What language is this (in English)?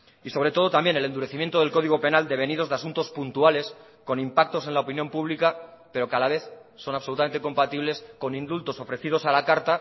Spanish